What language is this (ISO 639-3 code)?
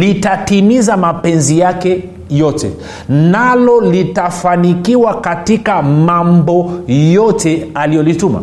swa